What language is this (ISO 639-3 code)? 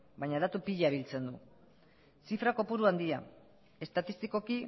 eus